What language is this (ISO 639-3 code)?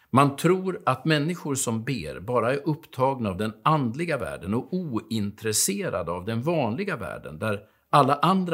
swe